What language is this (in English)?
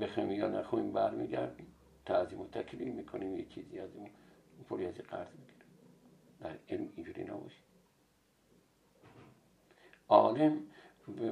Persian